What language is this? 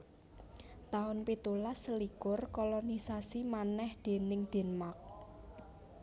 Javanese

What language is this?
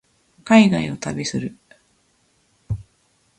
Japanese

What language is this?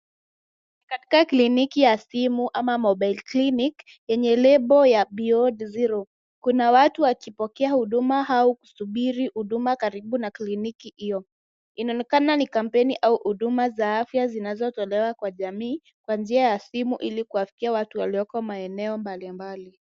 Swahili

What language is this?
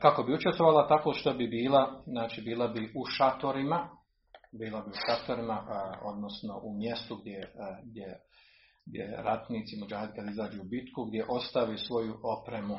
Croatian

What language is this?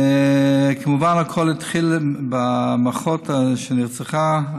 Hebrew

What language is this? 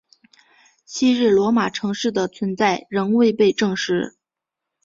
Chinese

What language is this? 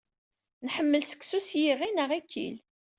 Kabyle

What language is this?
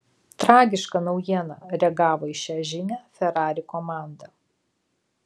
Lithuanian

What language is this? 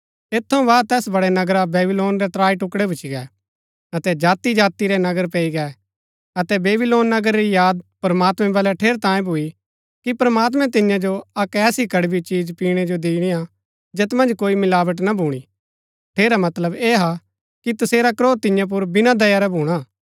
Gaddi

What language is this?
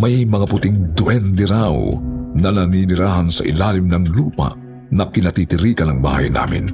Filipino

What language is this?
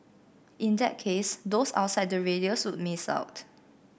English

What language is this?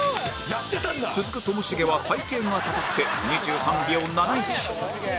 Japanese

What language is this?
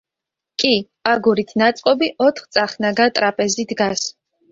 Georgian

